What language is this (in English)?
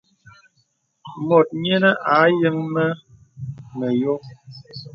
Bebele